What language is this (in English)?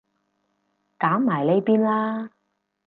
Cantonese